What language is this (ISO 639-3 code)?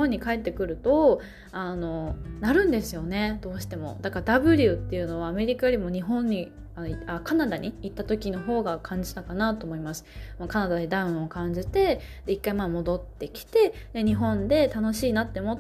jpn